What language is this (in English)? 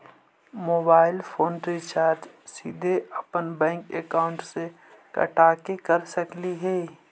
Magahi